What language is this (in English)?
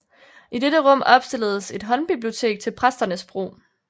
Danish